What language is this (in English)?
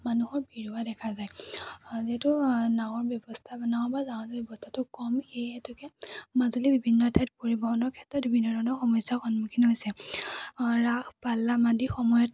Assamese